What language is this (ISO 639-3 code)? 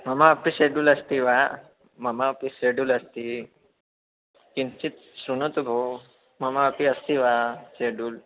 san